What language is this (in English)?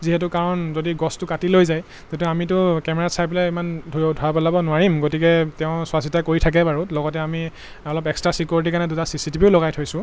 Assamese